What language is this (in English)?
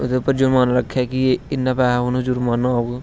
Dogri